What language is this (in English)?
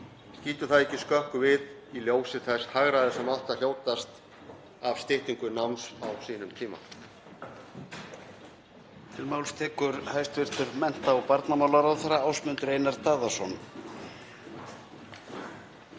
Icelandic